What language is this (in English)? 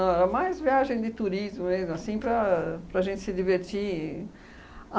Portuguese